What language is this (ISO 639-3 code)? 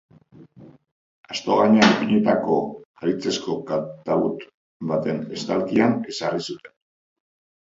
eus